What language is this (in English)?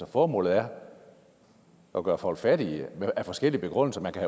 Danish